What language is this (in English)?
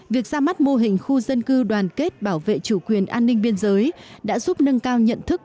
Vietnamese